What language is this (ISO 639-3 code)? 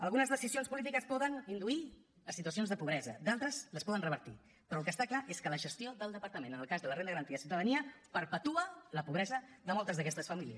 cat